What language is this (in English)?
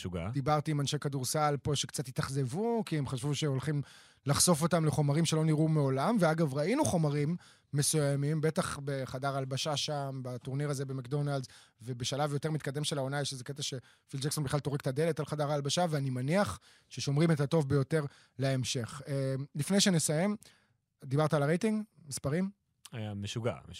Hebrew